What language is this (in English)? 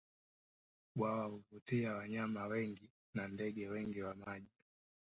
Swahili